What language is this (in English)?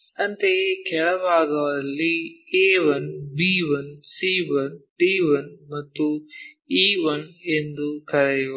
Kannada